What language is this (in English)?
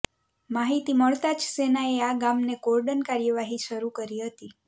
Gujarati